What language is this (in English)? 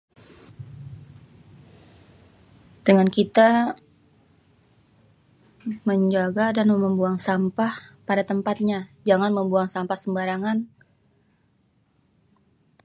Betawi